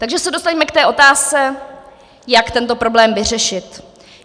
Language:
Czech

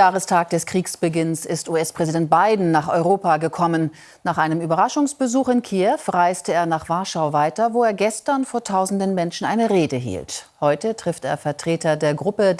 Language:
German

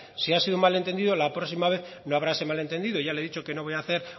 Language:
Spanish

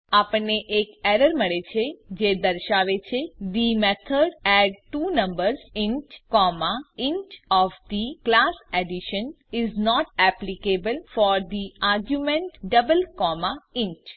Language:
Gujarati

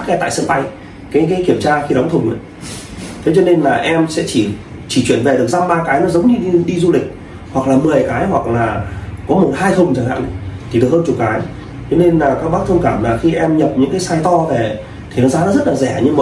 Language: Vietnamese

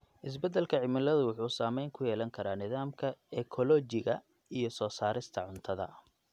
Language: Somali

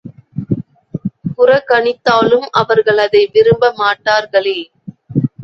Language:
Tamil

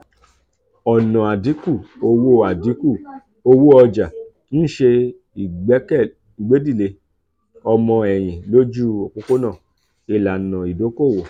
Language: Yoruba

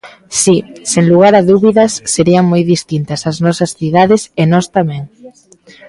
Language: Galician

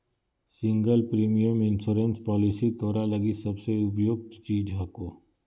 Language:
Magahi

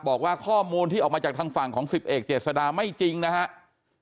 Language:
Thai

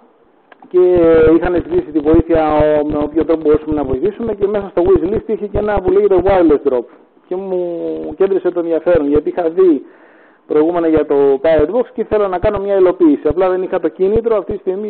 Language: Greek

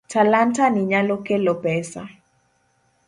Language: Luo (Kenya and Tanzania)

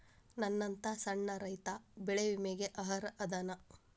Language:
Kannada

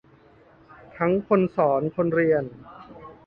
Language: Thai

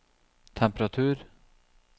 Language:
Norwegian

